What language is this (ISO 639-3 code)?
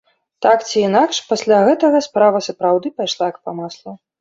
bel